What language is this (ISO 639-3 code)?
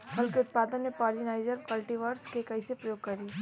bho